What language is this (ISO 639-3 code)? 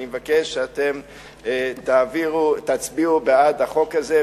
heb